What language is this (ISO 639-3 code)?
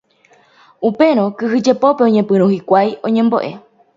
grn